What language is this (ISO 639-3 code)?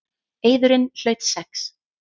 isl